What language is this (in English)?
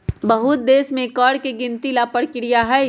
Magahi